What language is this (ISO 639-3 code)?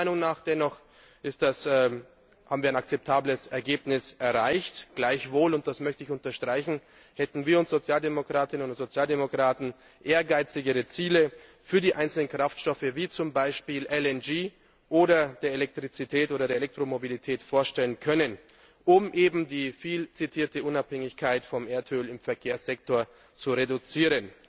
deu